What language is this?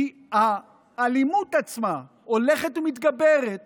Hebrew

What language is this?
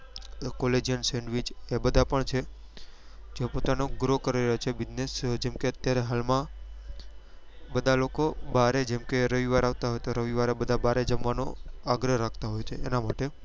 Gujarati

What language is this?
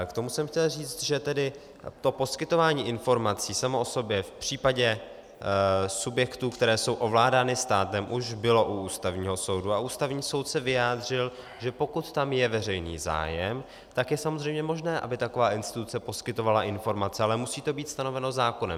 Czech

